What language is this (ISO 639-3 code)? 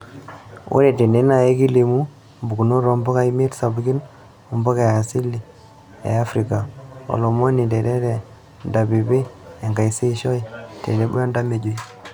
mas